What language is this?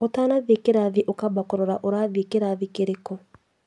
Kikuyu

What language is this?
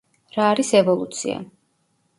Georgian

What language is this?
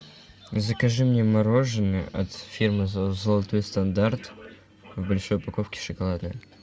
Russian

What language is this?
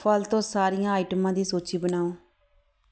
Punjabi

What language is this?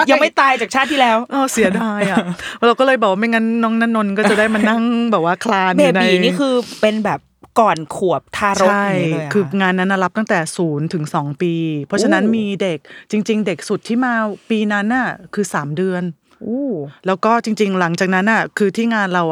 Thai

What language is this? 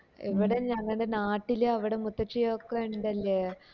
Malayalam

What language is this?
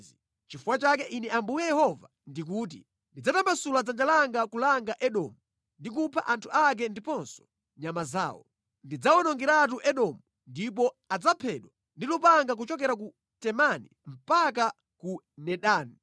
Nyanja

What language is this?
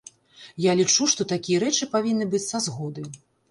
Belarusian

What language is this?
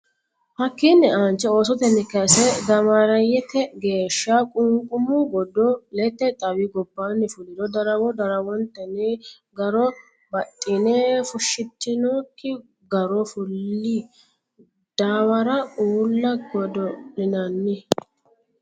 Sidamo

